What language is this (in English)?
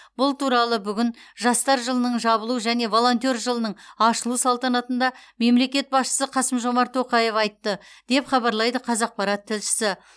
Kazakh